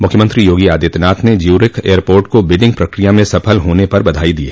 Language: Hindi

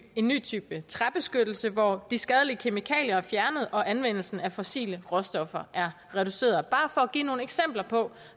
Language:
Danish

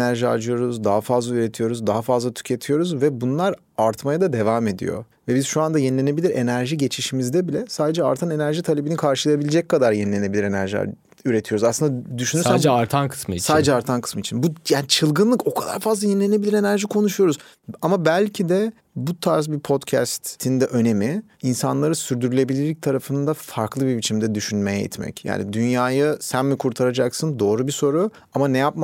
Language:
Turkish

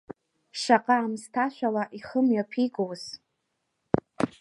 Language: Abkhazian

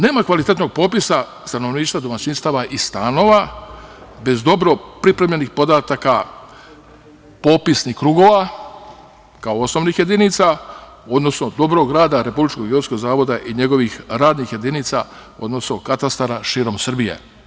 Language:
Serbian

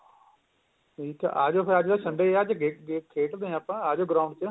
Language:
Punjabi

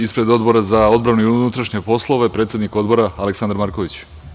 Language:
Serbian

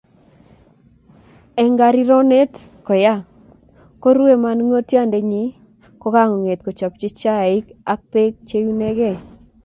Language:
Kalenjin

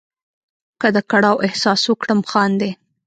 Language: Pashto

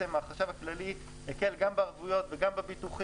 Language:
Hebrew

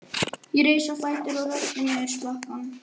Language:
Icelandic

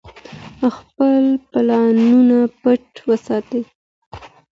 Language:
Pashto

